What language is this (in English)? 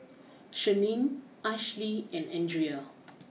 English